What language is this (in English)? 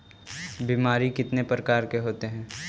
Magahi